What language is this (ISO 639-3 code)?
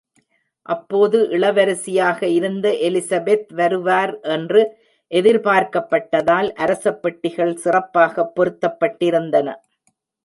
tam